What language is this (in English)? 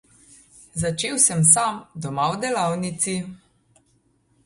Slovenian